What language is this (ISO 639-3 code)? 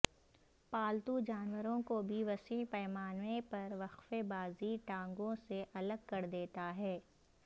urd